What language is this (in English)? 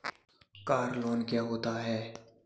Hindi